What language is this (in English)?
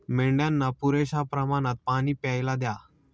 Marathi